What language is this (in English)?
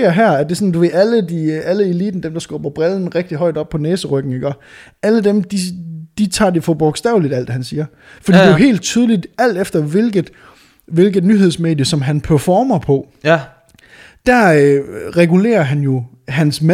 Danish